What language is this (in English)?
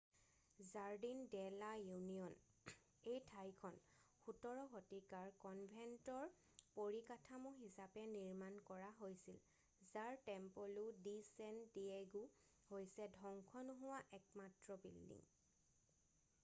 Assamese